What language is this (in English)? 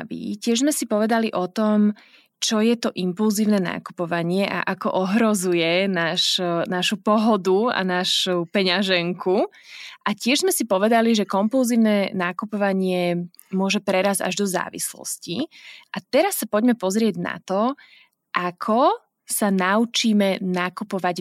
Slovak